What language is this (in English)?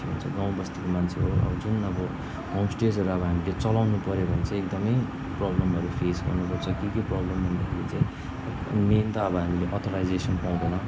Nepali